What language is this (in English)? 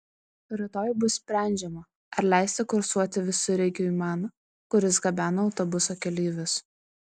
Lithuanian